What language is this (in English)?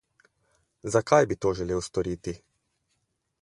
Slovenian